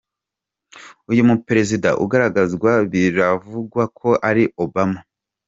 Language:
Kinyarwanda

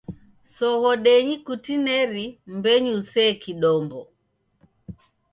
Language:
Taita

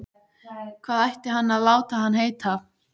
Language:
Icelandic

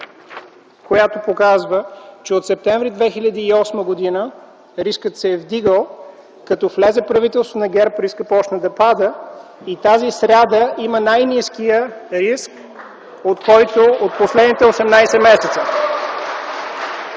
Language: Bulgarian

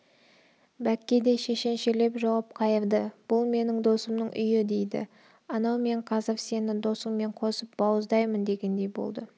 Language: Kazakh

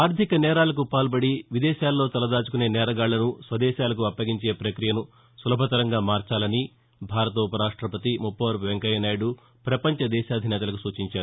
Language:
Telugu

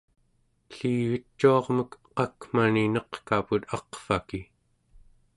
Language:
Central Yupik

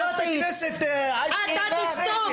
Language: Hebrew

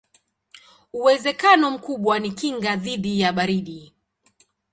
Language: Swahili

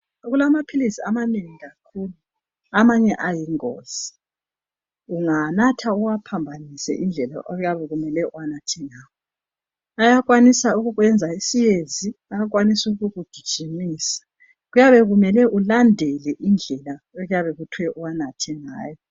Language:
North Ndebele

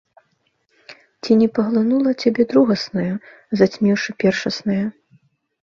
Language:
Belarusian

